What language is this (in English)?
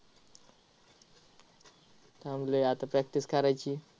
Marathi